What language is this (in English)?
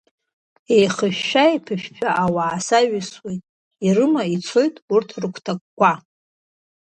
Abkhazian